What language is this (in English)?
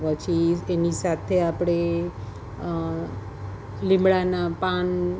Gujarati